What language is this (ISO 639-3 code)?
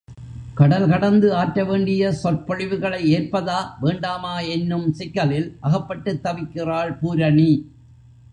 tam